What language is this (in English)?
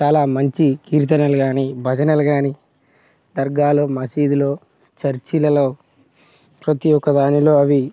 Telugu